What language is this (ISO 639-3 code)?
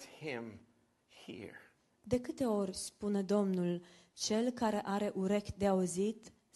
ron